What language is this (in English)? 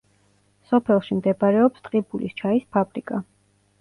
Georgian